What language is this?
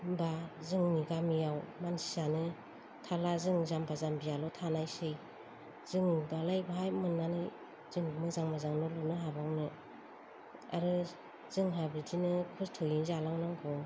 Bodo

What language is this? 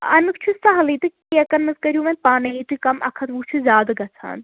Kashmiri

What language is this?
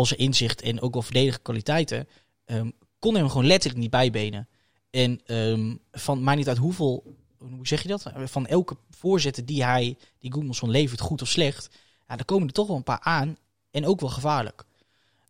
Dutch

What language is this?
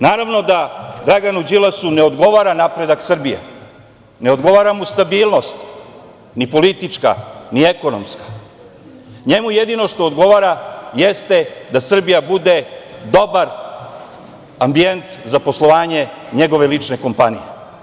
Serbian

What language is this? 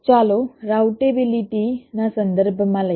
Gujarati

